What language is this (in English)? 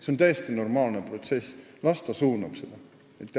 Estonian